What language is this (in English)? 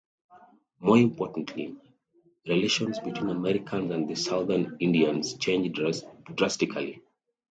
English